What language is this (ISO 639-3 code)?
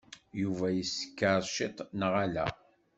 kab